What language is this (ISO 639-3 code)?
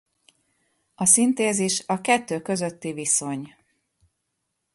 hun